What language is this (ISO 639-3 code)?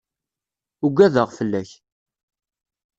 kab